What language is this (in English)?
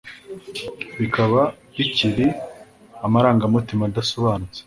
Kinyarwanda